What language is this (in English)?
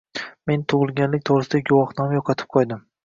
Uzbek